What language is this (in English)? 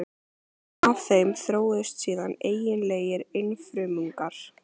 Icelandic